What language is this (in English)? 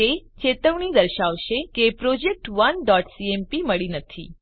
Gujarati